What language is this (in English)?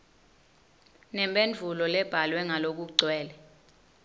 Swati